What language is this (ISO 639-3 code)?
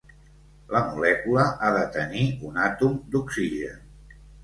cat